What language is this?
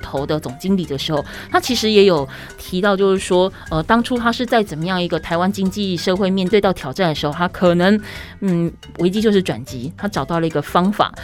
Chinese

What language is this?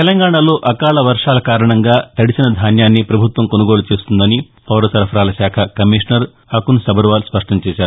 Telugu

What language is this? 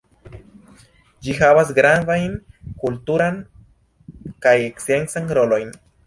Esperanto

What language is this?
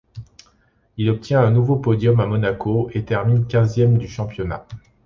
French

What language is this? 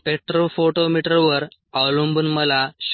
Marathi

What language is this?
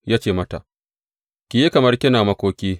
Hausa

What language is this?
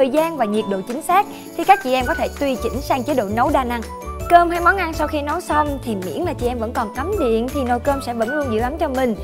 Vietnamese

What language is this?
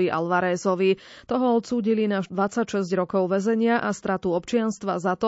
Slovak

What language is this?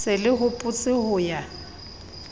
Southern Sotho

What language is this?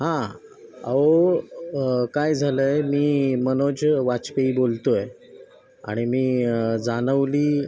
Marathi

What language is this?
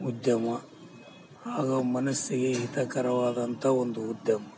Kannada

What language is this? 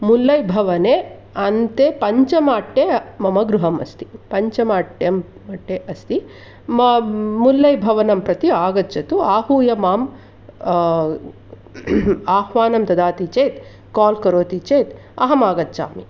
Sanskrit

